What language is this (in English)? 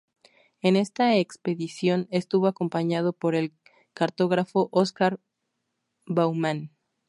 Spanish